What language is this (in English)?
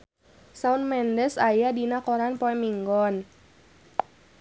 Sundanese